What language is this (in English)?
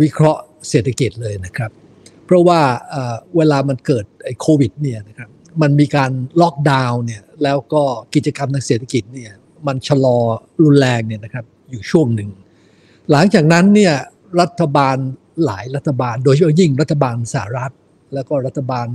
Thai